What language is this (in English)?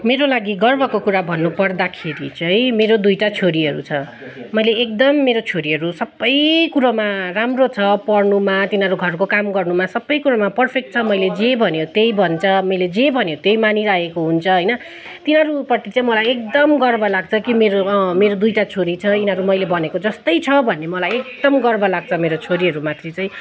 Nepali